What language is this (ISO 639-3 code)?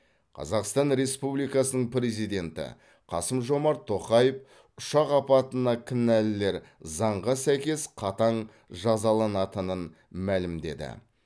kaz